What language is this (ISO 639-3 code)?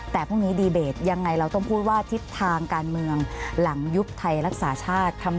tha